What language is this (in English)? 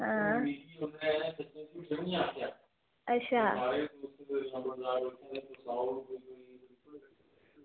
Dogri